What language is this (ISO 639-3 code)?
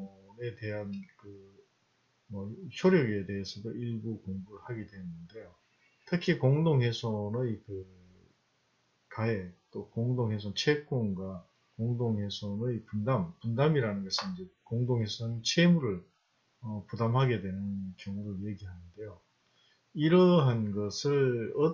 kor